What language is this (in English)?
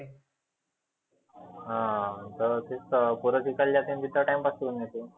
Marathi